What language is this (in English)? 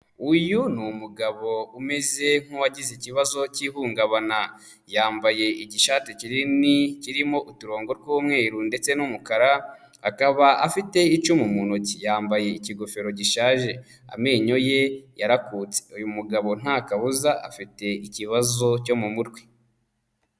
Kinyarwanda